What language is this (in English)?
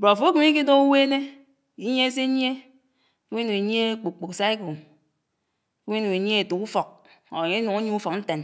Anaang